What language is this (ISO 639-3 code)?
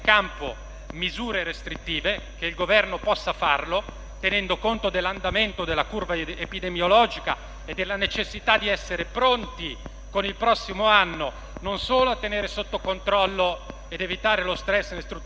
ita